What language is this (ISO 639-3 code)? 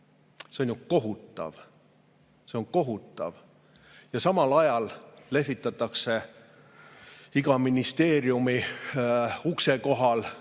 est